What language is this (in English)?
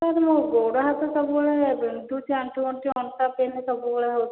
Odia